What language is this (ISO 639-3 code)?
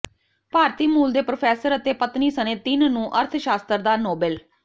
pan